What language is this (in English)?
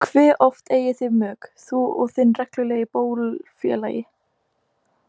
Icelandic